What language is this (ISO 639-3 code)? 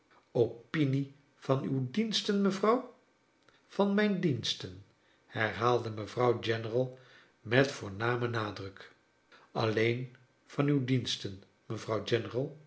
nld